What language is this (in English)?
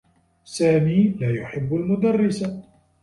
Arabic